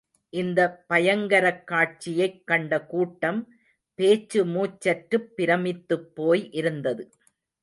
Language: Tamil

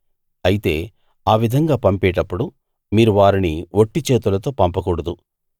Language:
Telugu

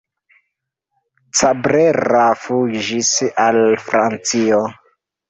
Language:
Esperanto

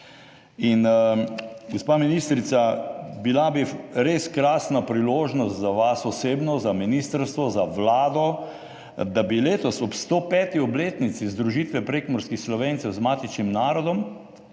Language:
Slovenian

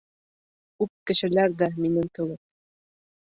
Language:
Bashkir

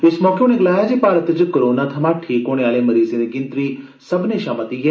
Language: Dogri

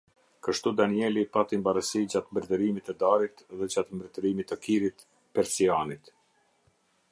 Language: Albanian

